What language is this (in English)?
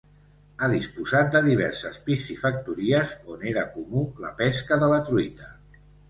Catalan